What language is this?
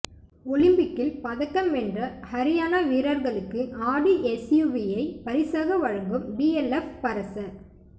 Tamil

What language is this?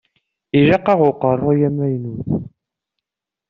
Kabyle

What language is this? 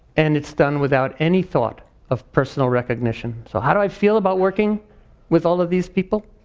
English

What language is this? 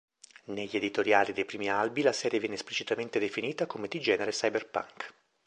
Italian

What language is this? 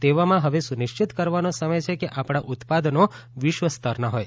Gujarati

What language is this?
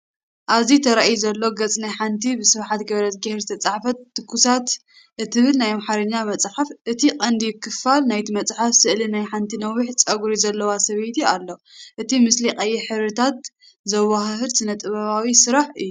Tigrinya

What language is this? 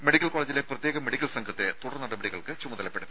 Malayalam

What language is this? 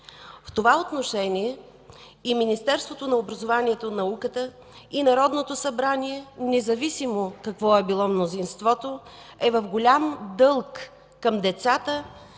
Bulgarian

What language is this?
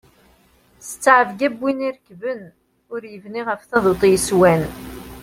Kabyle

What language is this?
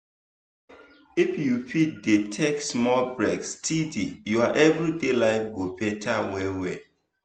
Nigerian Pidgin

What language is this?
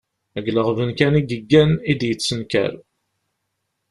Kabyle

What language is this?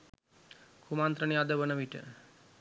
Sinhala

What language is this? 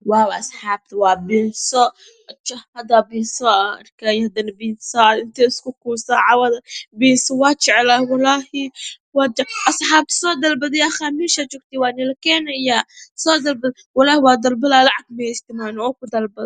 Somali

